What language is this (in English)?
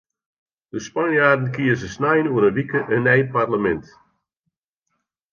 Western Frisian